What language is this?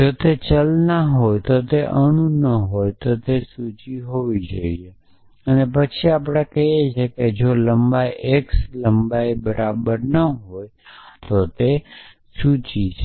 Gujarati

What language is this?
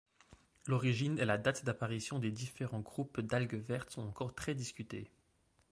French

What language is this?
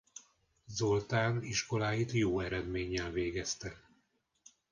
Hungarian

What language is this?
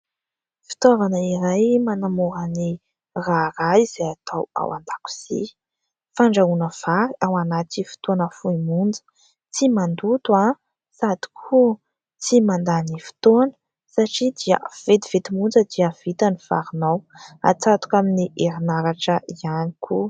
Malagasy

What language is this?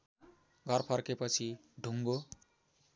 Nepali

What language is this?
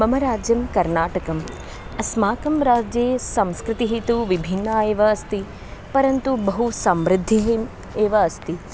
Sanskrit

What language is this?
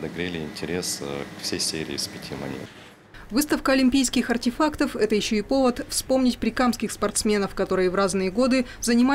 Russian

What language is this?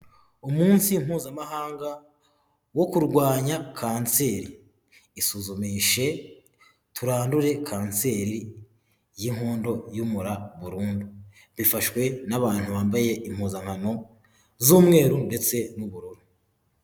Kinyarwanda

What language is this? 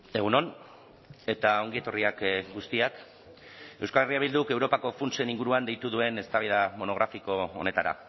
Basque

